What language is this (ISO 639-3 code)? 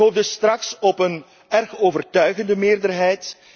nld